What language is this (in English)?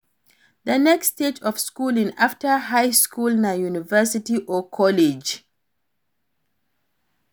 Nigerian Pidgin